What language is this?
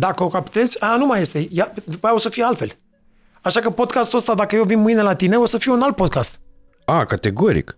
Romanian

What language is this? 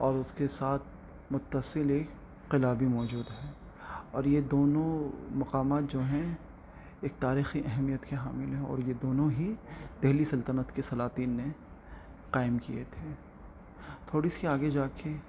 Urdu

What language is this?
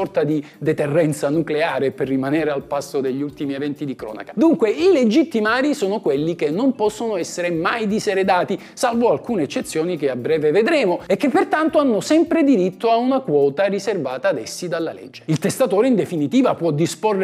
Italian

